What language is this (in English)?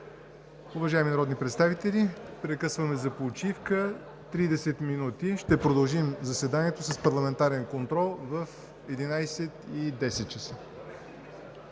Bulgarian